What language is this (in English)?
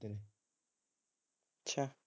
Punjabi